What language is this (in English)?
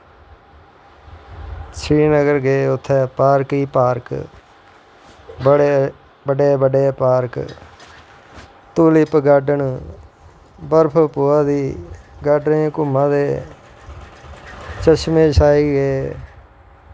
Dogri